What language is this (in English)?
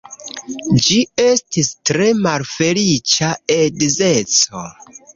Esperanto